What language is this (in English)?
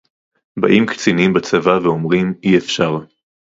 Hebrew